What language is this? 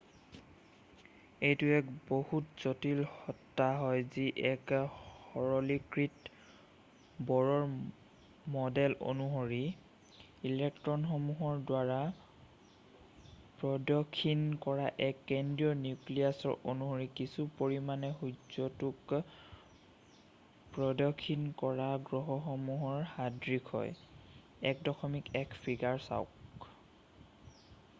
Assamese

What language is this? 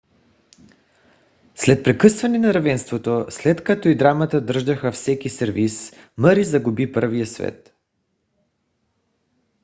Bulgarian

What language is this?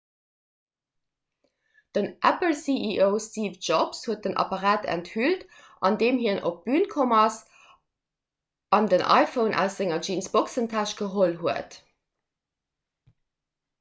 Luxembourgish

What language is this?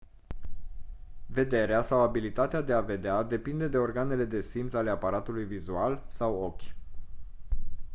Romanian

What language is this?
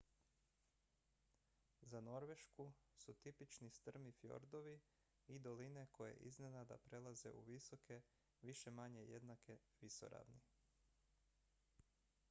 Croatian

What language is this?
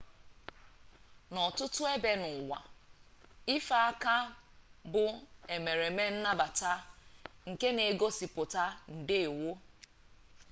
Igbo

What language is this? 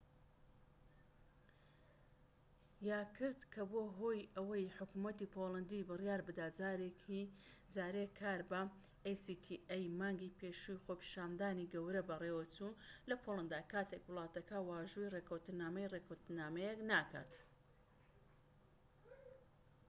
Central Kurdish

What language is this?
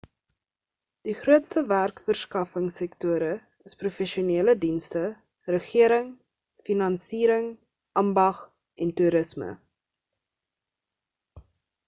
Afrikaans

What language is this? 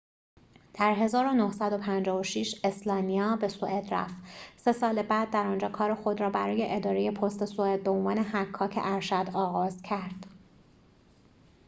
Persian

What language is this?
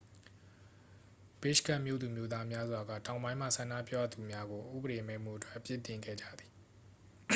Burmese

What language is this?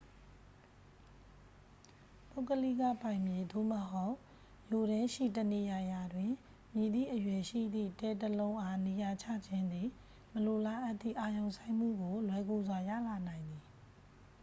Burmese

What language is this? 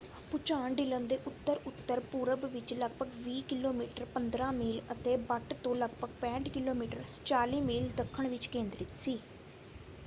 Punjabi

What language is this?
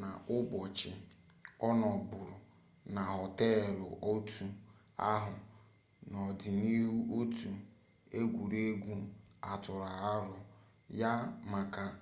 Igbo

